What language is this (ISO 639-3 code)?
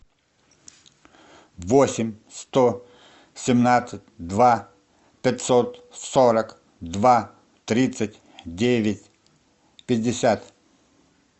rus